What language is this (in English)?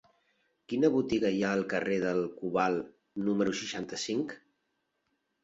Catalan